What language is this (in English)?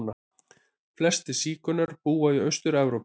Icelandic